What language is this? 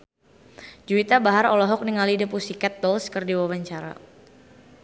Sundanese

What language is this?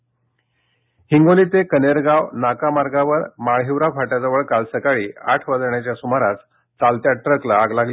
Marathi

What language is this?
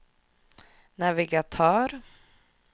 Swedish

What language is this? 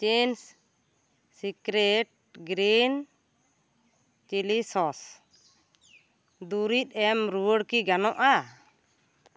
Santali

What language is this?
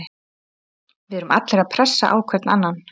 Icelandic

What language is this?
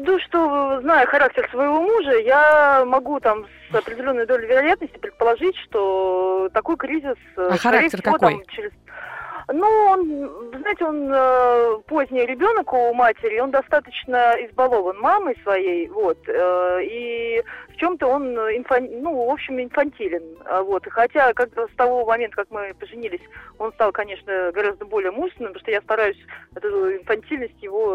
Russian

